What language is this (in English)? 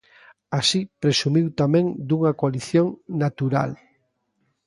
Galician